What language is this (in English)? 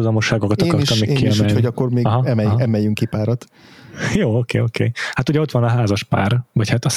Hungarian